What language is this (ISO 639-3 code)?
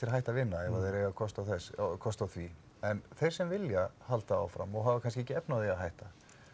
isl